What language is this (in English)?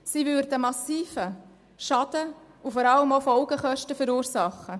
Swiss German